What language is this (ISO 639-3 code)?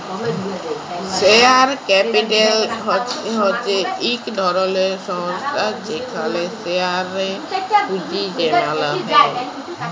ben